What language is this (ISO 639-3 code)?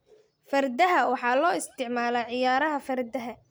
som